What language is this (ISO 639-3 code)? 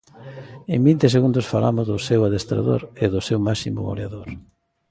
glg